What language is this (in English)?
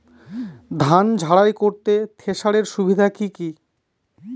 Bangla